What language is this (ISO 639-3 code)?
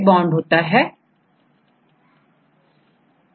hin